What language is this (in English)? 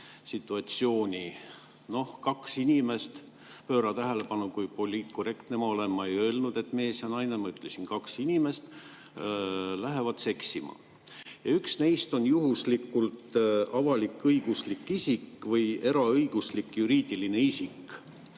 Estonian